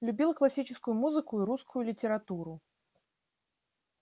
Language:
Russian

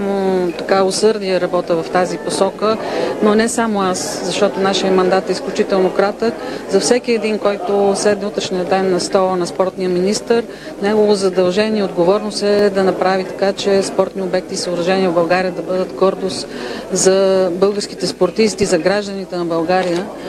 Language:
Bulgarian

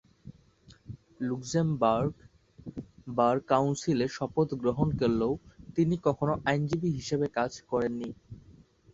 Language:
Bangla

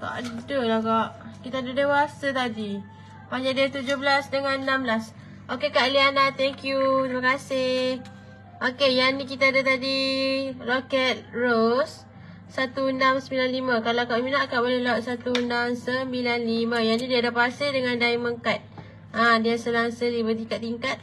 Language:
Malay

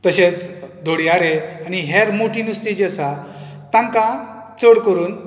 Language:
Konkani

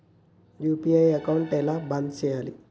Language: Telugu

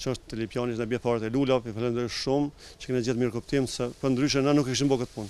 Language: Romanian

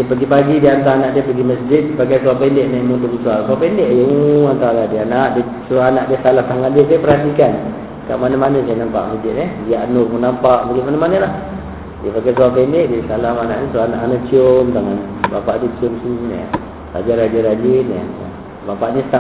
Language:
Malay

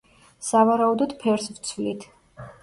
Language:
Georgian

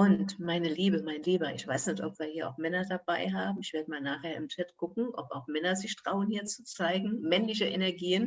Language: German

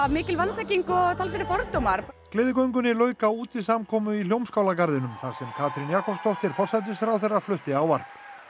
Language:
Icelandic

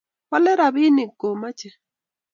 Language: Kalenjin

